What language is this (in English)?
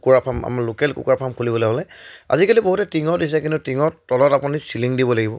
Assamese